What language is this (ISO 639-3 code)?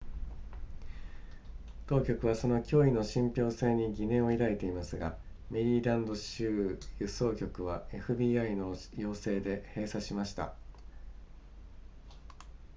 jpn